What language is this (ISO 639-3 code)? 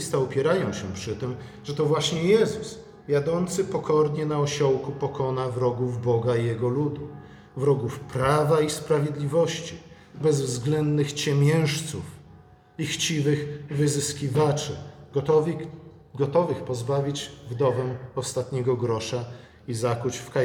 pol